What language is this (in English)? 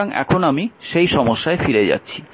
Bangla